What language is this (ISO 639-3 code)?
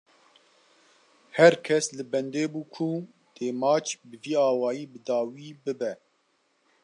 kur